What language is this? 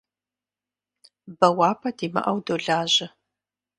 Kabardian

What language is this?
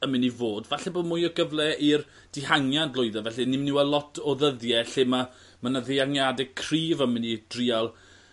Welsh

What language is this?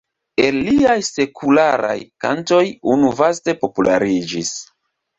Esperanto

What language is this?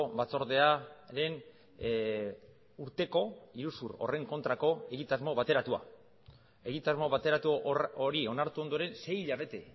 Basque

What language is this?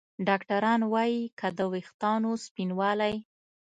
Pashto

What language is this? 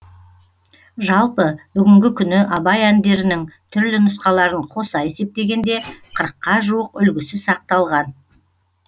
Kazakh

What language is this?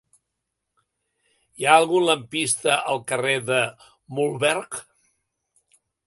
Catalan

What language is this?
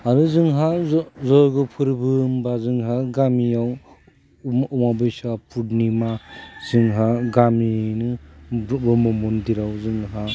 Bodo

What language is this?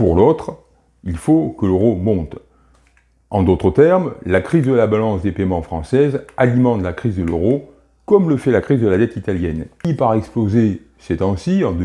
French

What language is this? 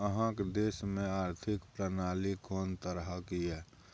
Maithili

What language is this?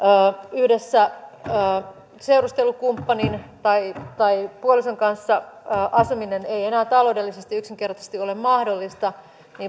Finnish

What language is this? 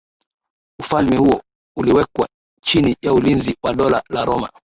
Swahili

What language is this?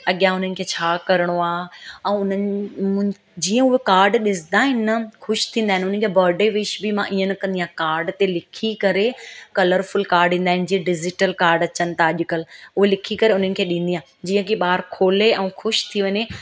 Sindhi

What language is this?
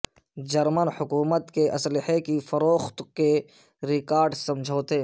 Urdu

